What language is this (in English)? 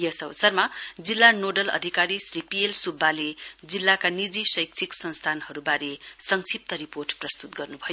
Nepali